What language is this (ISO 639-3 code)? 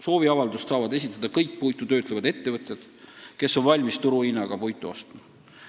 est